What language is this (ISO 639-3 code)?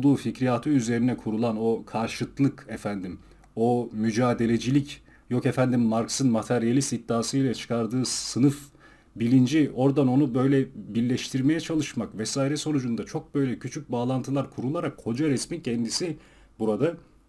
tur